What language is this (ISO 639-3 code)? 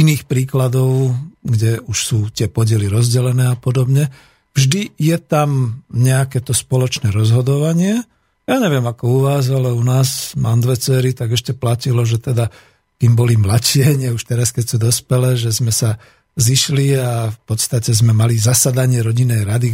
slk